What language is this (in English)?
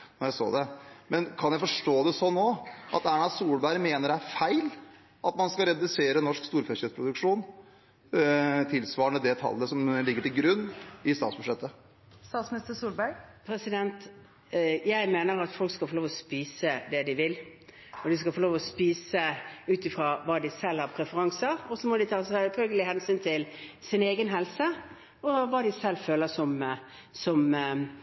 Norwegian Bokmål